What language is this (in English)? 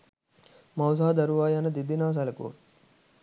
Sinhala